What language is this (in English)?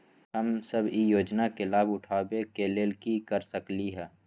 Magahi